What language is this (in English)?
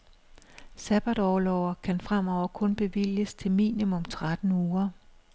Danish